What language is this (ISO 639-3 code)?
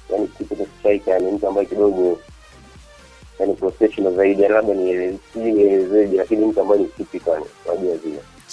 swa